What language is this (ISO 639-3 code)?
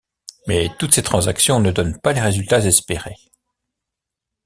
fra